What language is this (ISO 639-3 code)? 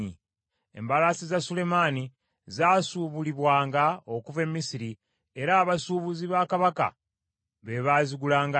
lug